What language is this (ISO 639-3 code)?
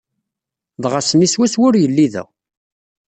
kab